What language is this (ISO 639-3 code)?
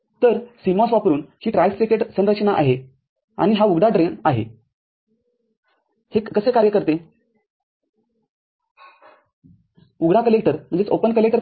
mar